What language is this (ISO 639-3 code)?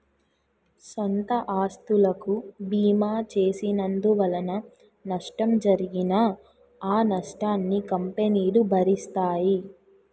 tel